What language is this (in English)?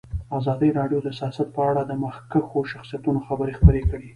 Pashto